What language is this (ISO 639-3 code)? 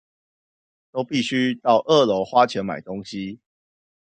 zho